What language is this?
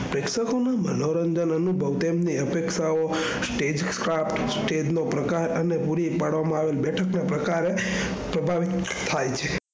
Gujarati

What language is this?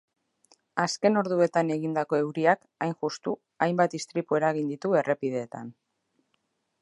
Basque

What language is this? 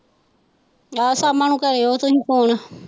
Punjabi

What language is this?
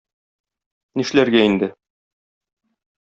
Tatar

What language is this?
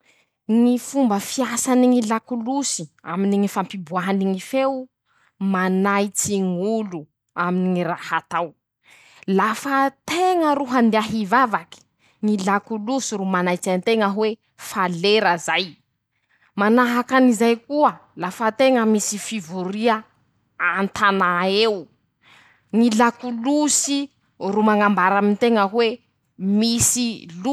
Masikoro Malagasy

